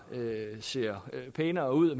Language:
Danish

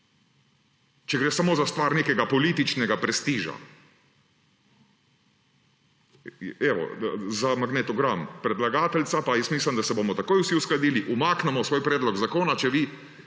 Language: Slovenian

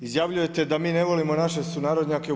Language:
Croatian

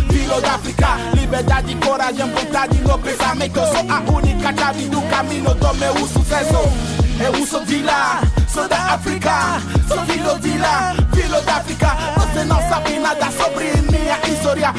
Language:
French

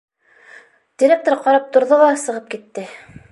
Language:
Bashkir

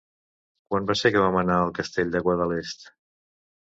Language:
Catalan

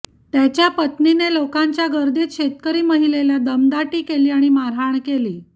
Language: Marathi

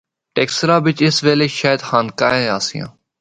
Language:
Northern Hindko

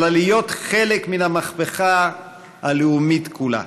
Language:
Hebrew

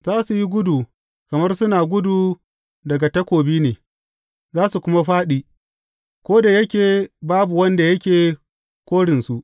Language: Hausa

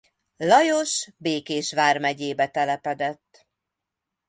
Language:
Hungarian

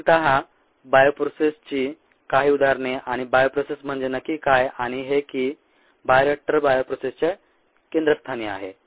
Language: Marathi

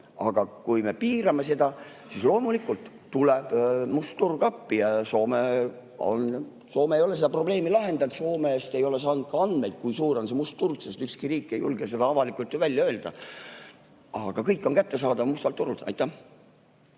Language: Estonian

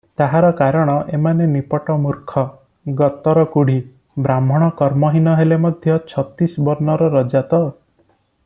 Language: Odia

